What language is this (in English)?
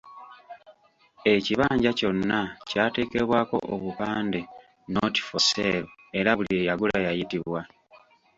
Ganda